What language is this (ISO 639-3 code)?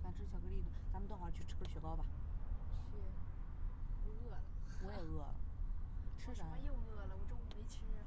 zho